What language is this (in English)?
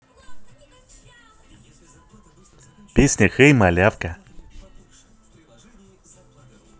Russian